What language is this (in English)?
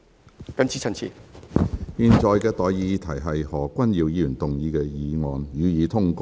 Cantonese